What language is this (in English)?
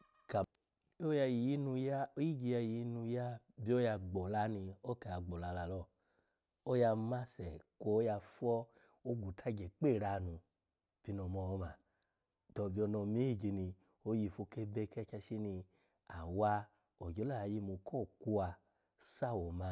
Alago